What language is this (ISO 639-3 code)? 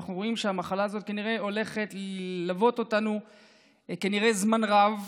heb